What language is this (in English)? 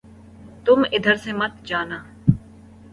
Urdu